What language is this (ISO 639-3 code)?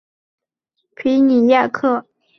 zho